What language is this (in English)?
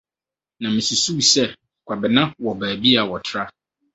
Akan